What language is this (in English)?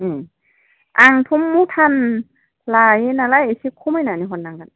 Bodo